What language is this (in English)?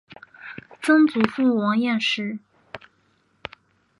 Chinese